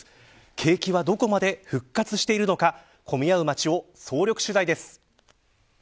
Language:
Japanese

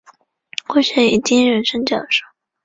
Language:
Chinese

